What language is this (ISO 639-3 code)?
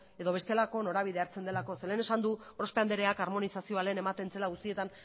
eus